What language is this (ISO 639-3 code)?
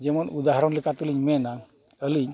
sat